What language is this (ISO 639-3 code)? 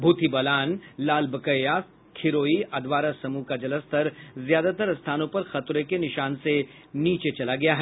hin